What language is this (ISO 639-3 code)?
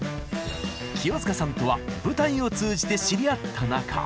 jpn